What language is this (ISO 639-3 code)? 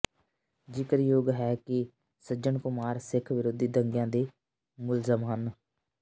pan